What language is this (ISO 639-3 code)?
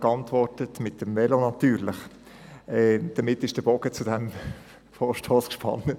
gsw